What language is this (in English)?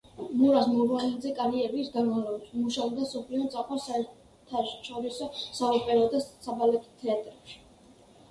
Georgian